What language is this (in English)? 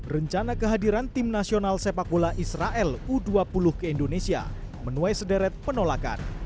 Indonesian